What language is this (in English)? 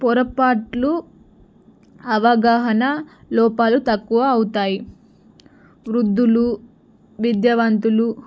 Telugu